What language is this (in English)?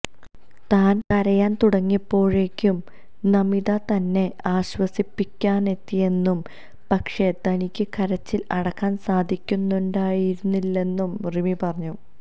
Malayalam